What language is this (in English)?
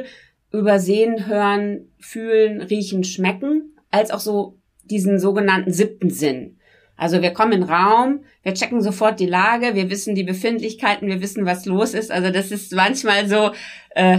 German